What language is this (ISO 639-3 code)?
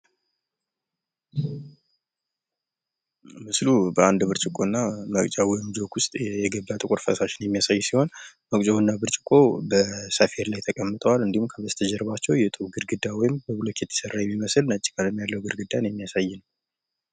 amh